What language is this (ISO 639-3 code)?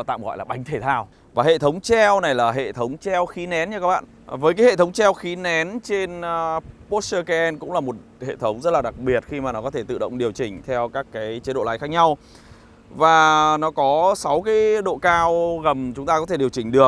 vie